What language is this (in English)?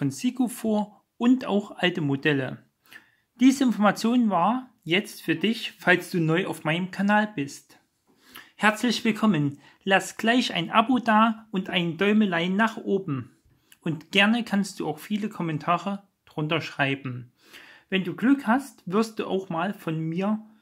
German